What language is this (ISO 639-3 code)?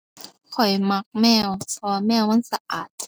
tha